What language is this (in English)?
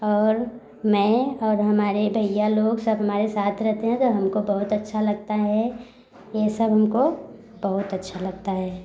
Hindi